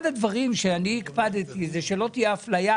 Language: Hebrew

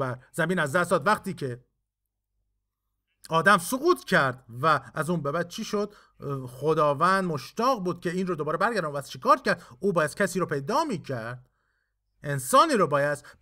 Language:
Persian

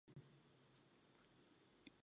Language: Chinese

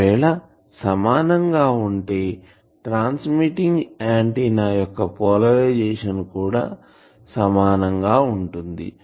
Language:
Telugu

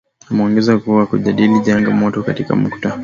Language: Swahili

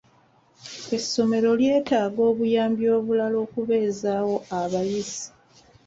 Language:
Ganda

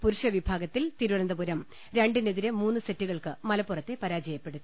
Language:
Malayalam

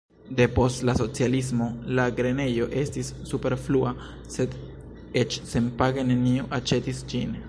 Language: Esperanto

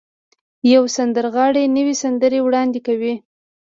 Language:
Pashto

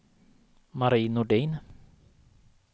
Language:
Swedish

